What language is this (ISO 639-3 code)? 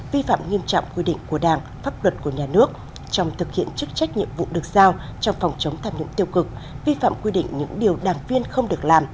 vie